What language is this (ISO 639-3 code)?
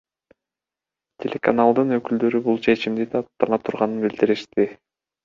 kir